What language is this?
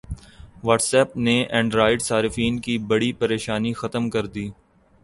Urdu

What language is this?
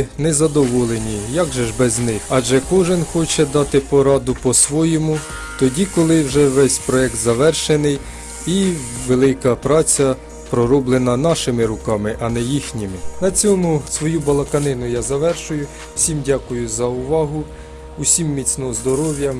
Ukrainian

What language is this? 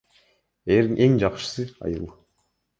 Kyrgyz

